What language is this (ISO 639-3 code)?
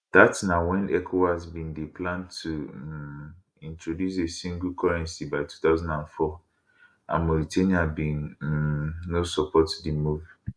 pcm